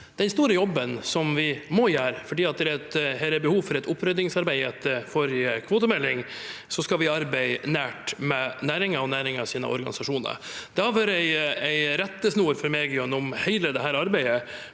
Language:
Norwegian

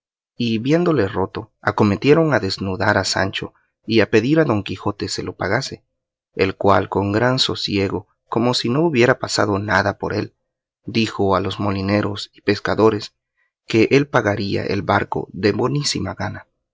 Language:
Spanish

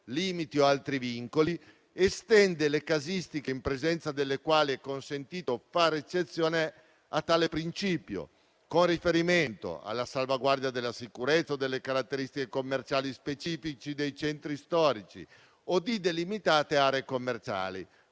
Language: Italian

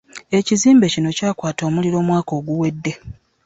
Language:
Ganda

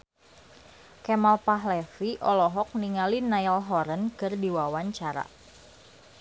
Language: Sundanese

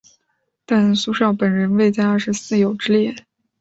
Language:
Chinese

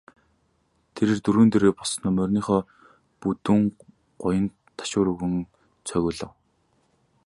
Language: Mongolian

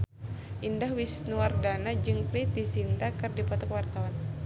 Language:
Sundanese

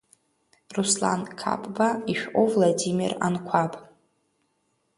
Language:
Abkhazian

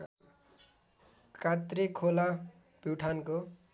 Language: Nepali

